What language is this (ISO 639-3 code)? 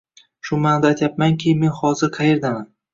uzb